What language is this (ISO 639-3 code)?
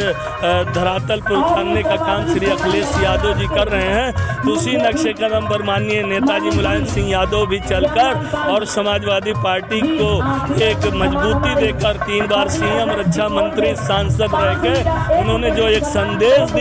hin